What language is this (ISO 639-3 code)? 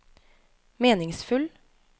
nor